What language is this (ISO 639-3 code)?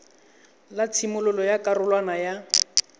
tsn